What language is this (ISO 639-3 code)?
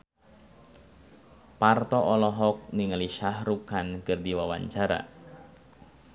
sun